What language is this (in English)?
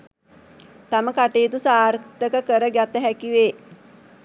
Sinhala